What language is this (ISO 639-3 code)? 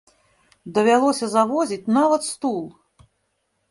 bel